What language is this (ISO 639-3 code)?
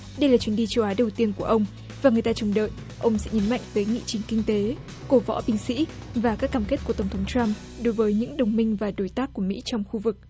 vie